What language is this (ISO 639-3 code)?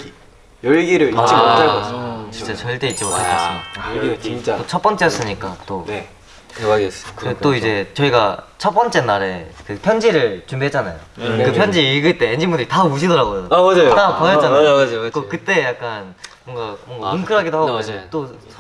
kor